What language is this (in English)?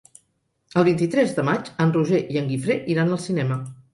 Catalan